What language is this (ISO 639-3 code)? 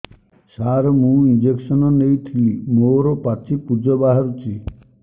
ori